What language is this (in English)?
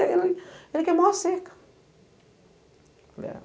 Portuguese